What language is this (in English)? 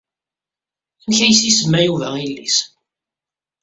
Kabyle